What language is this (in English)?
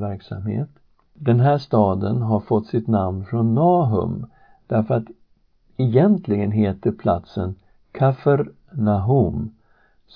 Swedish